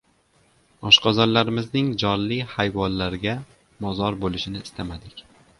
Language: Uzbek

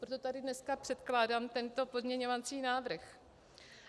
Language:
Czech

